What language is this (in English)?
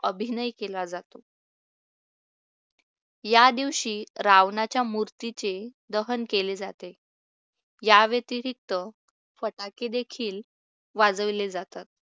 Marathi